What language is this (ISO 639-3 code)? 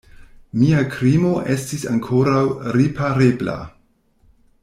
epo